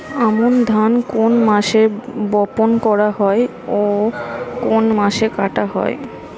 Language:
Bangla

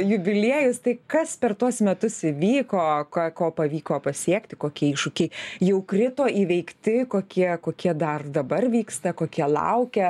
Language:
Lithuanian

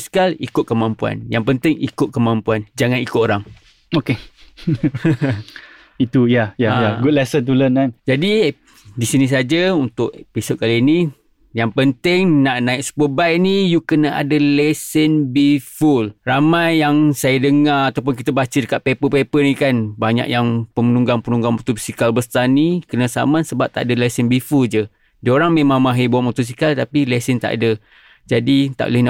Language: Malay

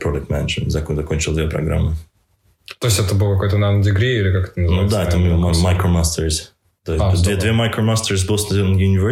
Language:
Russian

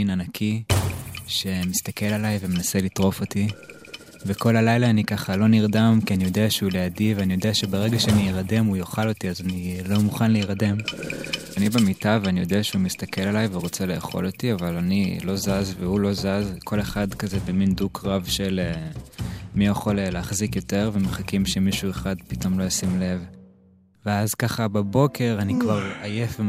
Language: Hebrew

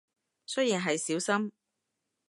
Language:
Cantonese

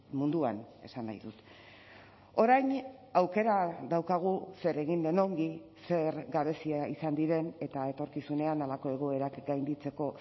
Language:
Basque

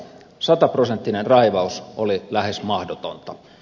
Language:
Finnish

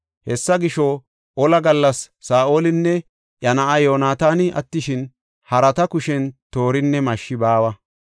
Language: Gofa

